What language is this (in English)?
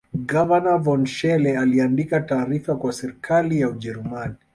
Swahili